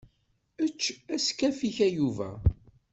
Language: Kabyle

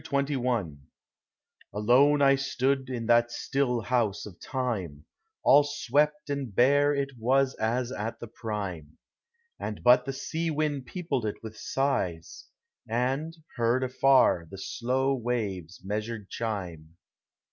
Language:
English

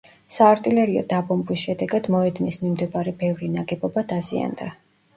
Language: Georgian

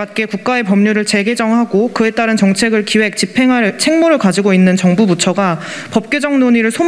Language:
Korean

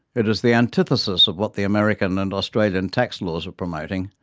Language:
English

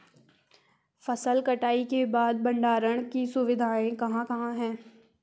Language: Hindi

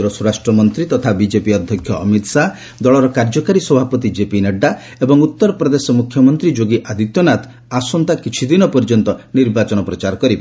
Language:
Odia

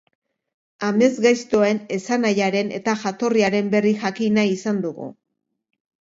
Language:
Basque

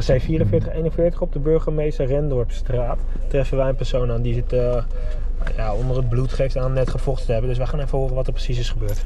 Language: Dutch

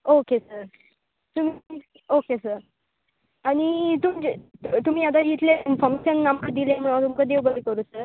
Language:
Konkani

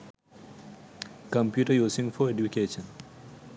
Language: Sinhala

